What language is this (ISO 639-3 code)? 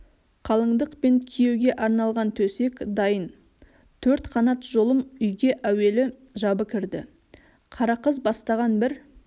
kaz